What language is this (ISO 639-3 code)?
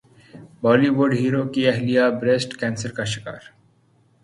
urd